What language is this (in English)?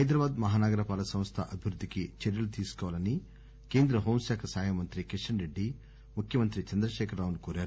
Telugu